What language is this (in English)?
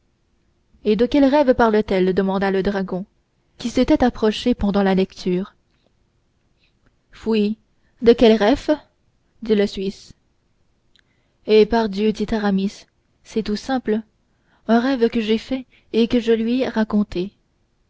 French